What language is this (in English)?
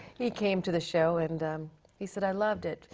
English